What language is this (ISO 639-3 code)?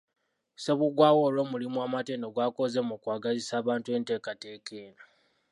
lug